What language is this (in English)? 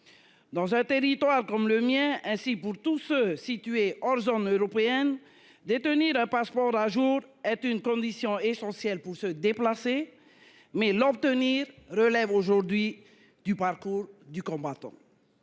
French